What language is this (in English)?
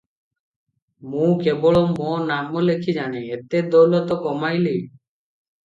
Odia